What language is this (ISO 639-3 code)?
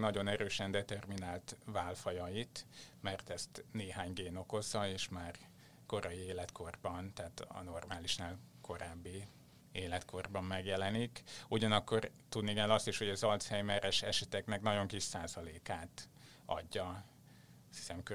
hun